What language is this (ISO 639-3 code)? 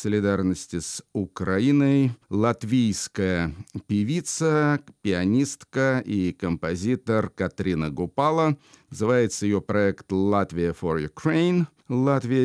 rus